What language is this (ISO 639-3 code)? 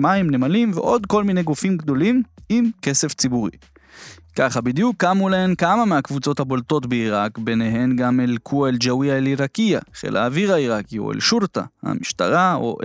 heb